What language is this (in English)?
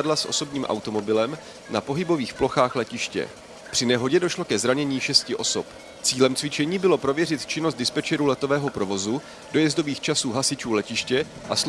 Czech